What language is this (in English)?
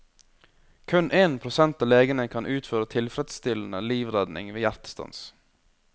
Norwegian